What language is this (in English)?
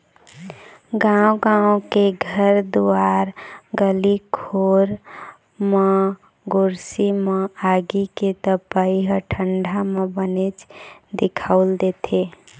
Chhattisgarhi